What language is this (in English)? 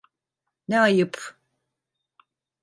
Turkish